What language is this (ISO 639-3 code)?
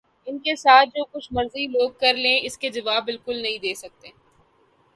urd